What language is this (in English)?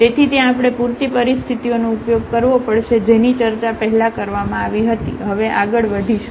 Gujarati